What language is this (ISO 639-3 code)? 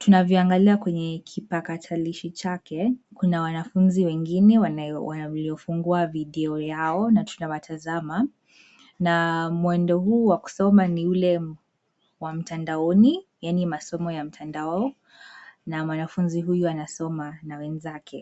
swa